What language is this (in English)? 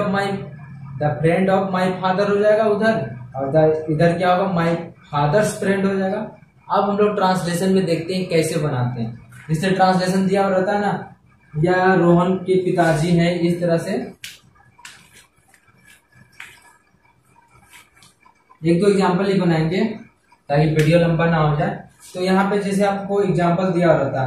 Hindi